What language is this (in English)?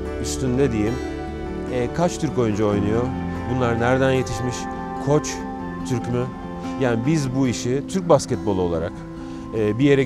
Turkish